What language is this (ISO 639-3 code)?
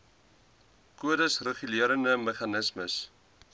afr